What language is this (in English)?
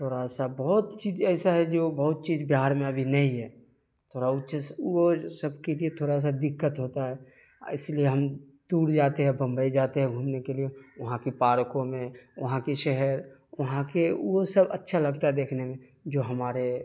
Urdu